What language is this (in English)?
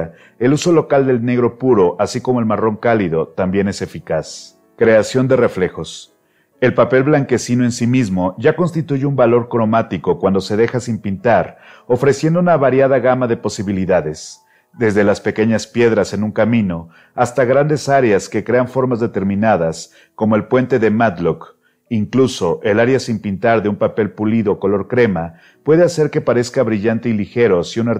Spanish